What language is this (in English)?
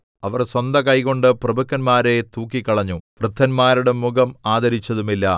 Malayalam